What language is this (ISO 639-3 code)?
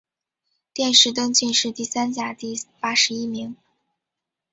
zho